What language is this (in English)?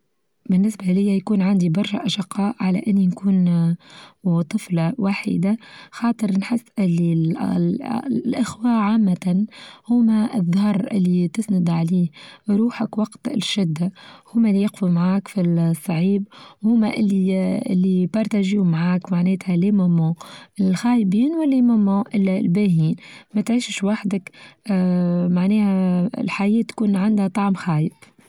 Tunisian Arabic